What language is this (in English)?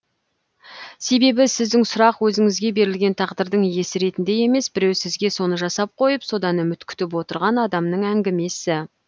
Kazakh